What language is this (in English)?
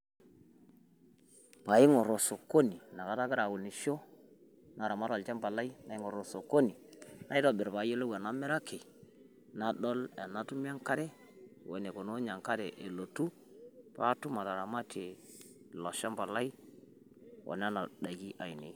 Masai